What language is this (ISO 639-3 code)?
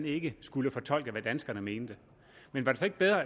dan